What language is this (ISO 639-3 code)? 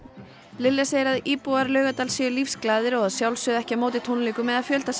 isl